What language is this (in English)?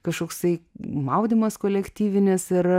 Lithuanian